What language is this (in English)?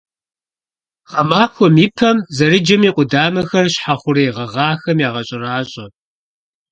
Kabardian